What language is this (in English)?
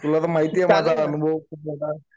Marathi